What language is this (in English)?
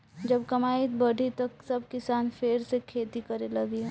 Bhojpuri